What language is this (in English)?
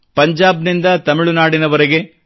Kannada